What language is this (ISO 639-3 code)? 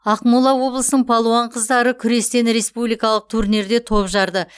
kaz